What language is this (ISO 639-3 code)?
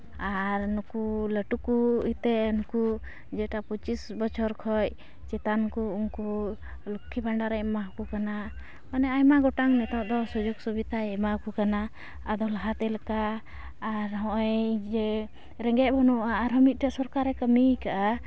sat